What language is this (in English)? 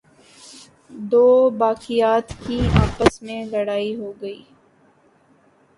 Urdu